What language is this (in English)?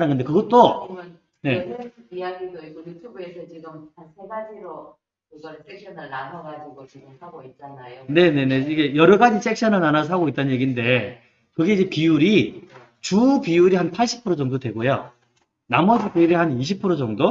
Korean